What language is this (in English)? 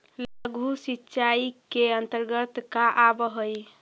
Magahi